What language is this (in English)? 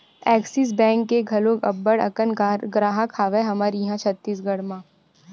Chhattisgarhi